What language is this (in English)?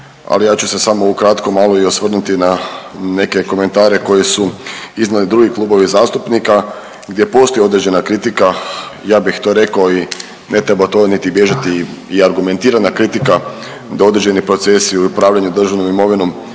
Croatian